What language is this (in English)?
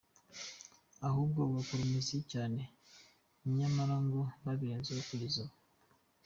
Kinyarwanda